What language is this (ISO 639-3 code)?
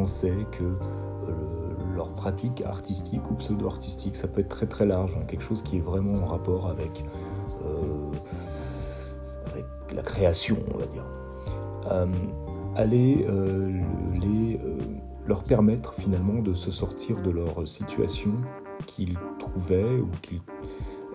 fra